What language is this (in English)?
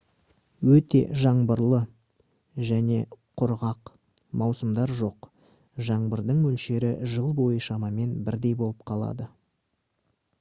Kazakh